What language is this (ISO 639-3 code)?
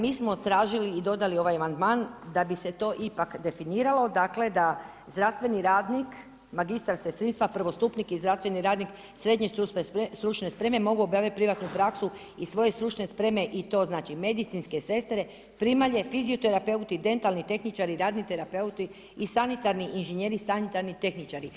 hrv